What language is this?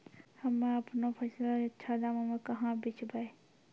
Maithili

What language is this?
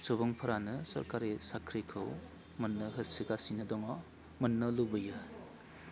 Bodo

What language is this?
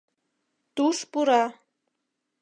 Mari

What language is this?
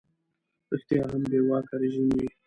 Pashto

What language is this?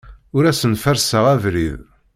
Kabyle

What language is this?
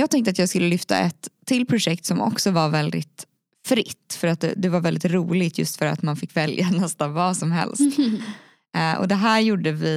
Swedish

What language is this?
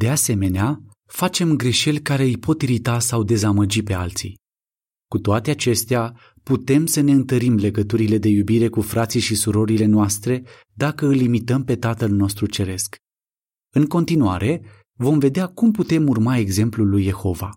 Romanian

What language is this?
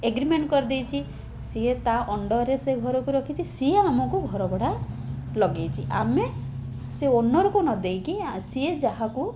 Odia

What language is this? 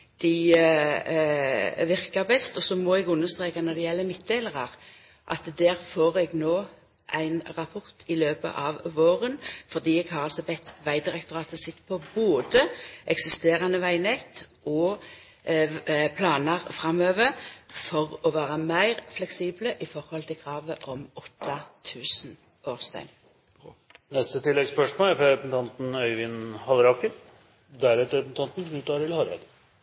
Norwegian Nynorsk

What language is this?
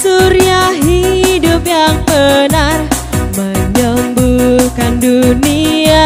Indonesian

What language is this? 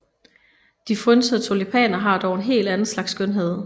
Danish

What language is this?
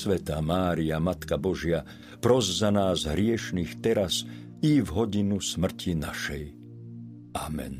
Slovak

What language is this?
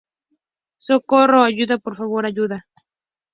Spanish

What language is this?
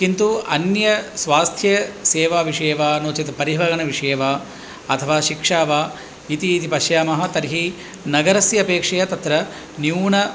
Sanskrit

